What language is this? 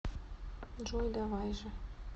Russian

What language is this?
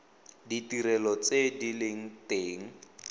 Tswana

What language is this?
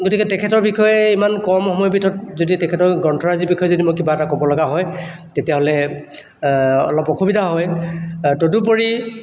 Assamese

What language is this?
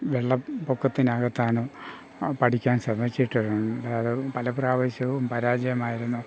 Malayalam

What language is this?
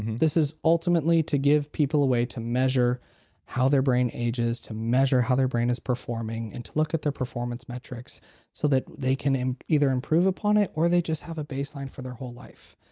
English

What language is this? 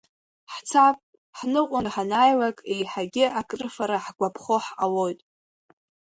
Abkhazian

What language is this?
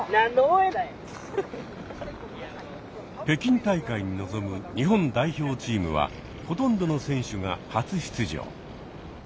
Japanese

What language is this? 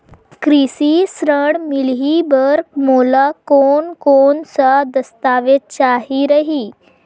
Chhattisgarhi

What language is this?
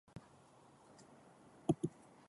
Catalan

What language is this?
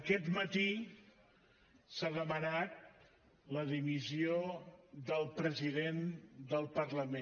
Catalan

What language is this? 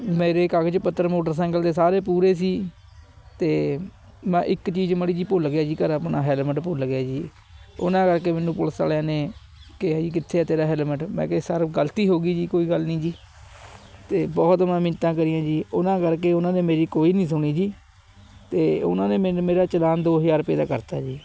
Punjabi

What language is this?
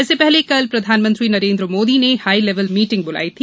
Hindi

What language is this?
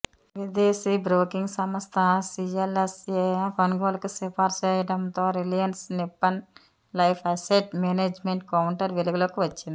Telugu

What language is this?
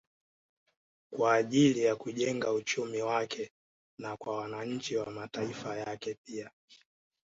Swahili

